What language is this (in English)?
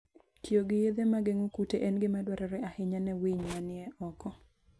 Luo (Kenya and Tanzania)